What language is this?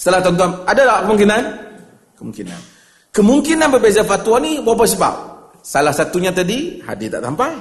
Malay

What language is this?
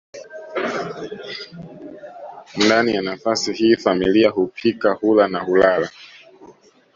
Swahili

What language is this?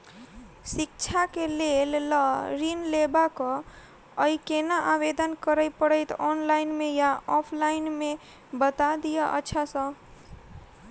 Maithili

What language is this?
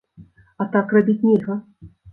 Belarusian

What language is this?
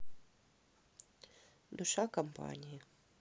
Russian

